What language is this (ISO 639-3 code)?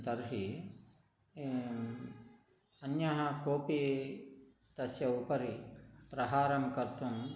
san